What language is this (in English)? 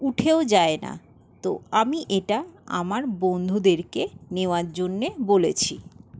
Bangla